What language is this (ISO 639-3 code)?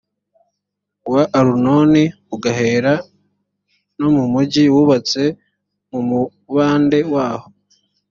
kin